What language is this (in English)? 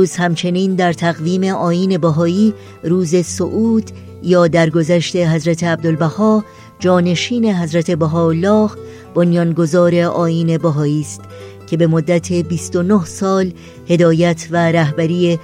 Persian